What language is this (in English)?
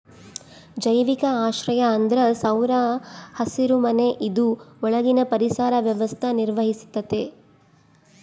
Kannada